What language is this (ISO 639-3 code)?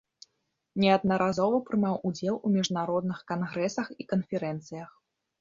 bel